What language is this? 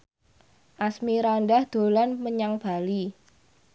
Javanese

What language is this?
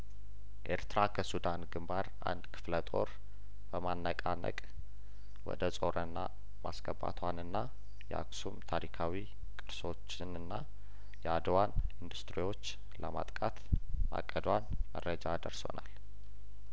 Amharic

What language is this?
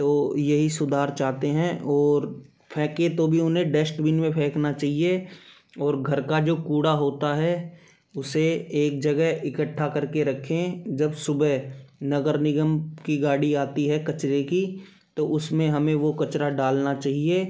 Hindi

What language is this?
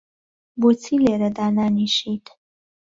Central Kurdish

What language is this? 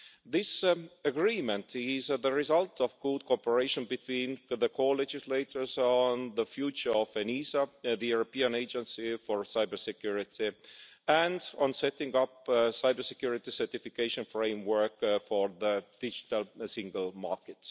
English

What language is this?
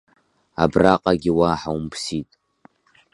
Abkhazian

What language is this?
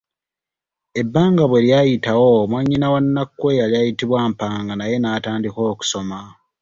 Ganda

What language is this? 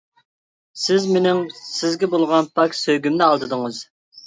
Uyghur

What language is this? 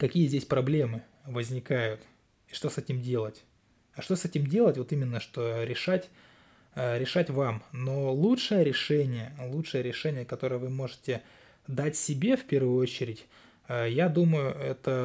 Russian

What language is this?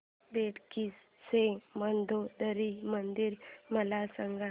Marathi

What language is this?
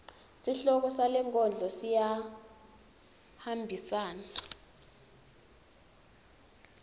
Swati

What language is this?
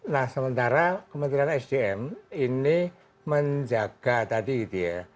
Indonesian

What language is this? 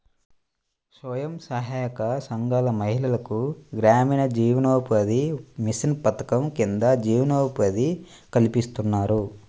Telugu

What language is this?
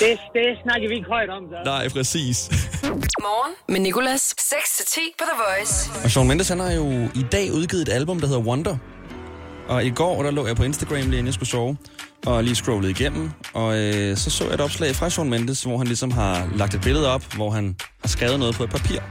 Danish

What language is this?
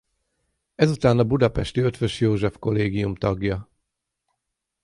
Hungarian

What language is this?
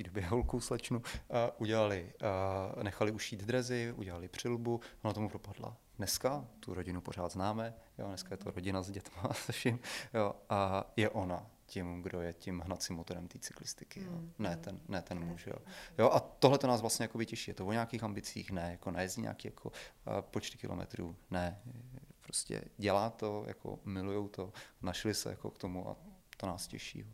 Czech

